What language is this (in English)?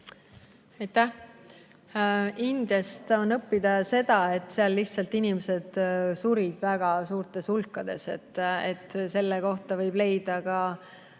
Estonian